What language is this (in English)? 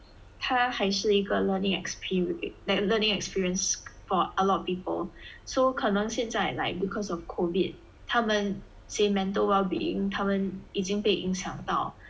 English